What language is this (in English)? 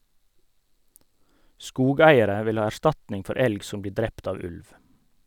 Norwegian